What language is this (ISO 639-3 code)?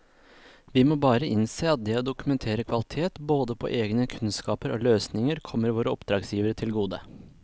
nor